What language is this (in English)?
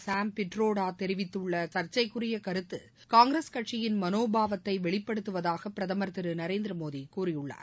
Tamil